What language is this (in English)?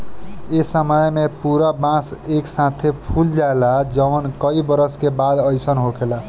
Bhojpuri